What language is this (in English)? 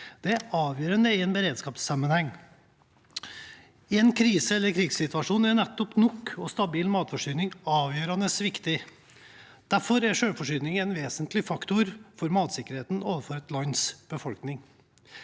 Norwegian